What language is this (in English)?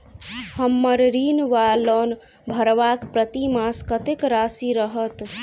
Maithili